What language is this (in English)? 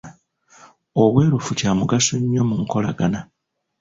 Ganda